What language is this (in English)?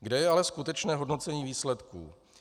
Czech